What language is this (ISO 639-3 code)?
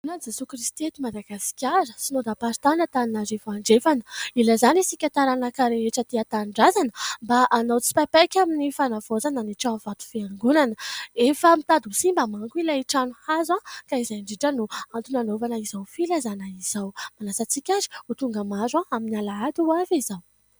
mlg